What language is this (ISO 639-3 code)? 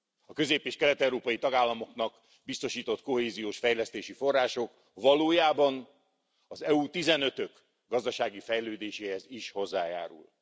hun